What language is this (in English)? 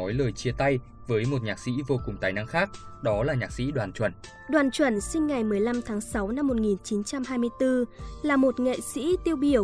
Vietnamese